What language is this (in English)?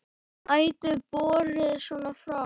Icelandic